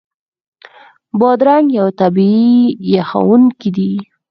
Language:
Pashto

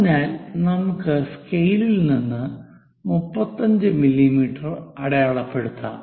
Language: Malayalam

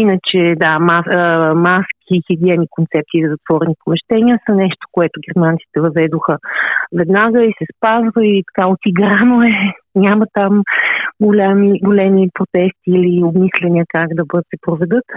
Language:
Bulgarian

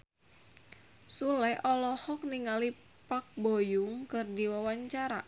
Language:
Sundanese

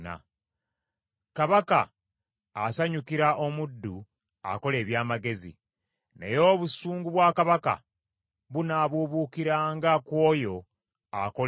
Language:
Ganda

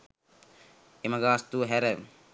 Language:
Sinhala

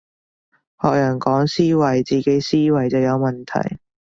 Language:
Cantonese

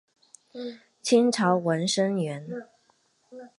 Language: Chinese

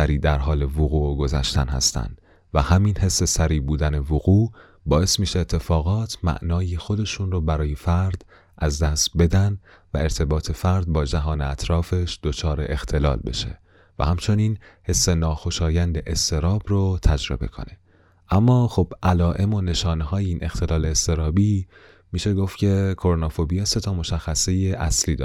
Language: Persian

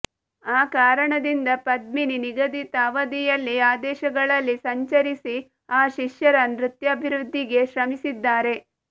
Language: Kannada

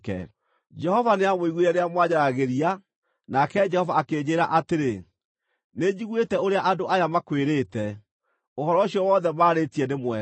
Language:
Kikuyu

